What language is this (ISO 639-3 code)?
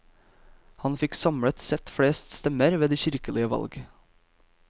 nor